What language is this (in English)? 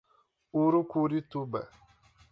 Portuguese